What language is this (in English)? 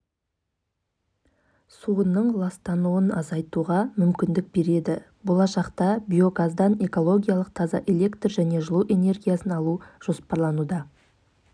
Kazakh